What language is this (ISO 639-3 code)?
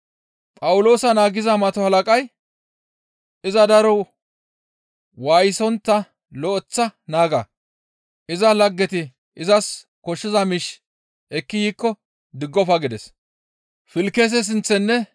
gmv